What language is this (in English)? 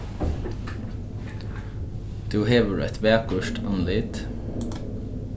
Faroese